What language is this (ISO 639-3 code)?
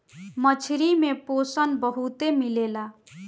bho